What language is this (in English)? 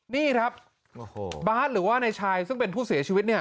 Thai